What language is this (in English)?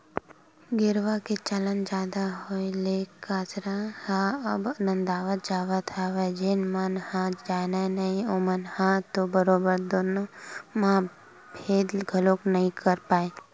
Chhattisgarhi